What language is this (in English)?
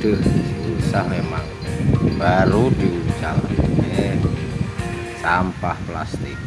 Indonesian